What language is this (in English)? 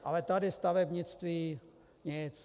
Czech